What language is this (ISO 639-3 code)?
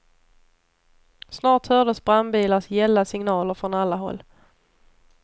swe